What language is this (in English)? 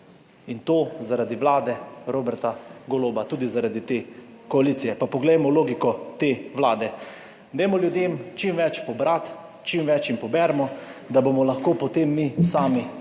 Slovenian